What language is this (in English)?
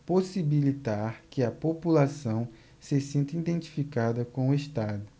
Portuguese